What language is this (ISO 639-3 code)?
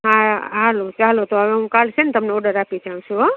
guj